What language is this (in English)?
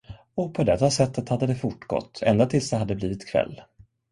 Swedish